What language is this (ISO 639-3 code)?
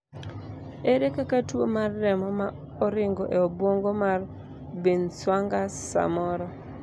luo